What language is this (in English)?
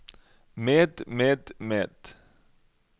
Norwegian